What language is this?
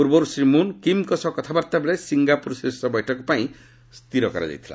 Odia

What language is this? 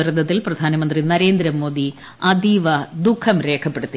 Malayalam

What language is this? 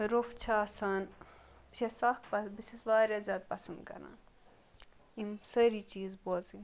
Kashmiri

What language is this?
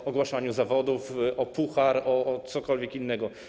Polish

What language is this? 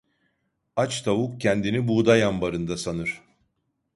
Turkish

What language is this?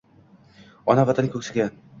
Uzbek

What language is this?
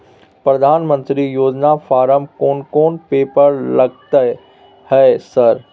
Maithili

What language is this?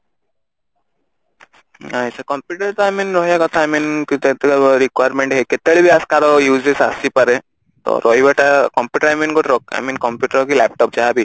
Odia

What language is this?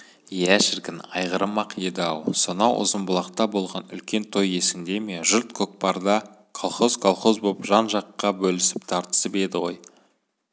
Kazakh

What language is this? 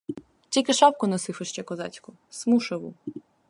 Ukrainian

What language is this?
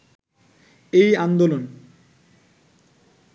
Bangla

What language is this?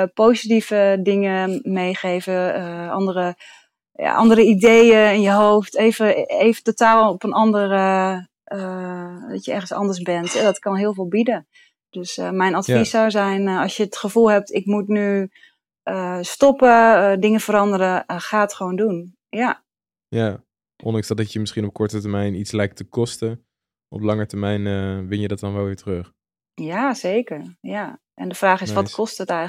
Dutch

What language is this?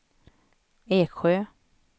Swedish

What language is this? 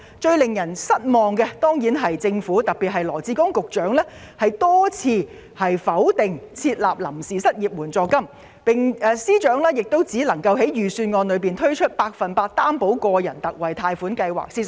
Cantonese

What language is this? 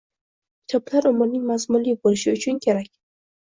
Uzbek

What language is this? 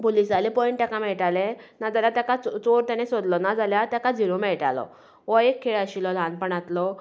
Konkani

